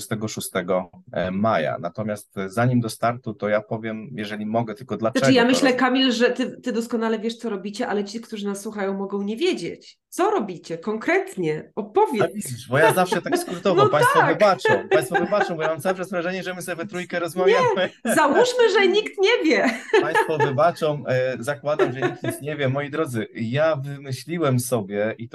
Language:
Polish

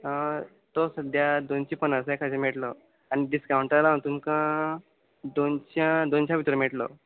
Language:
Konkani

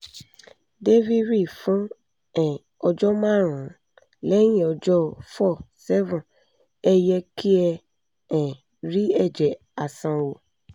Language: Yoruba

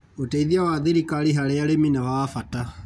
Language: Kikuyu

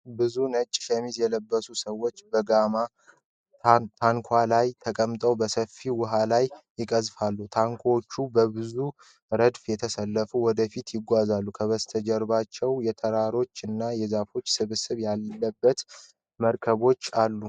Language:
Amharic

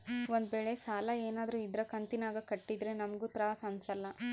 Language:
Kannada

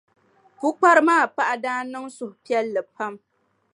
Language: Dagbani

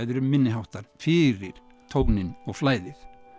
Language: Icelandic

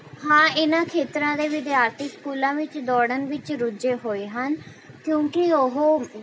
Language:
Punjabi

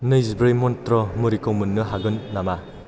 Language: Bodo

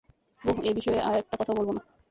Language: Bangla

